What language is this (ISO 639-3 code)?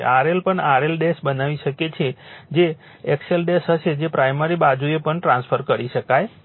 guj